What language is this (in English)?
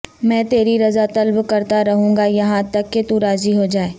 Urdu